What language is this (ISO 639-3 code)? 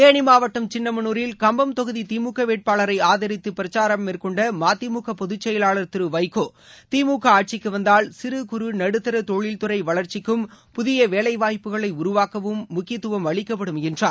tam